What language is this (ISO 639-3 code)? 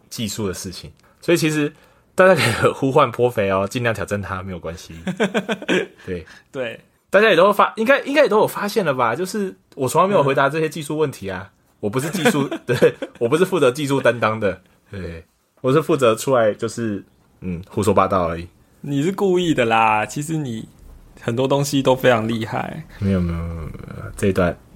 zho